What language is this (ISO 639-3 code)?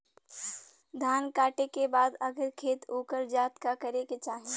bho